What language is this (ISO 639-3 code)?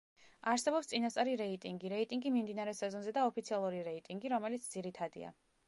kat